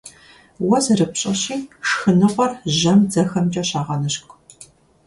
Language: Kabardian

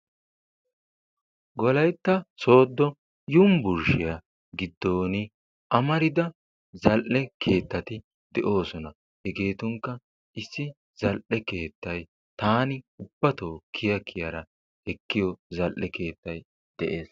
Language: Wolaytta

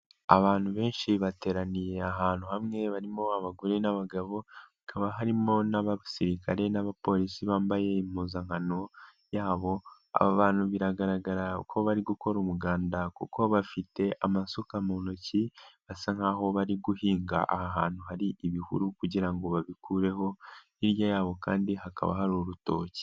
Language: Kinyarwanda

